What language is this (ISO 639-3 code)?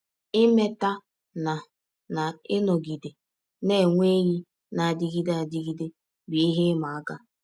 ibo